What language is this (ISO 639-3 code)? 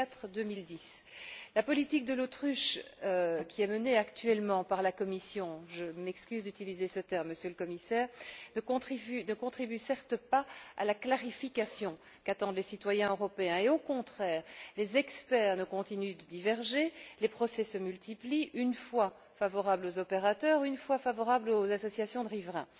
fra